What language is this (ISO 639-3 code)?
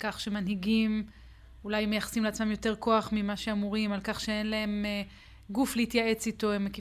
heb